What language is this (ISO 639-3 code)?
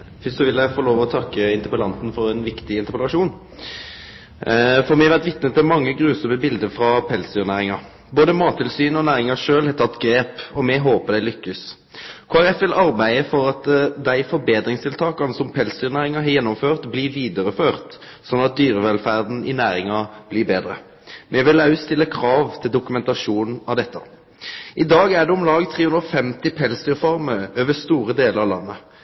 nor